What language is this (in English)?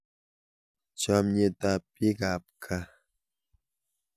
Kalenjin